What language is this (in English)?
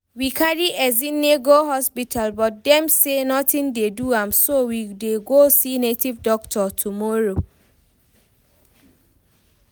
Nigerian Pidgin